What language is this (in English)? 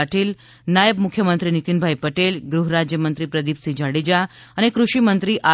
Gujarati